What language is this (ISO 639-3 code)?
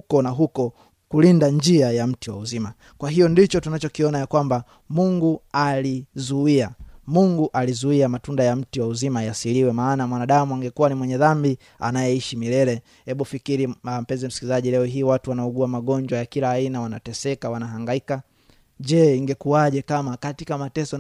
swa